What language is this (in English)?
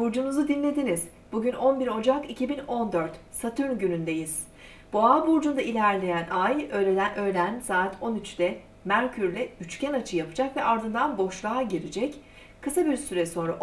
Turkish